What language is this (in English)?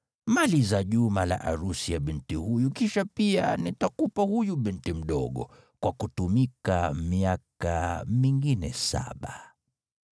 Swahili